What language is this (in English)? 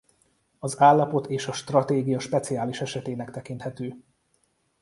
Hungarian